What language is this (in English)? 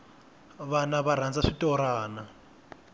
Tsonga